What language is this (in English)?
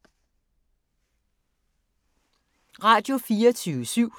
Danish